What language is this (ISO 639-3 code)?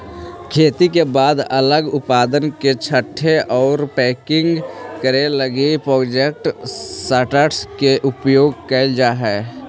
mag